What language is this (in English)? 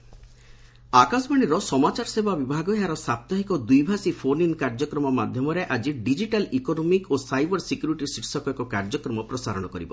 Odia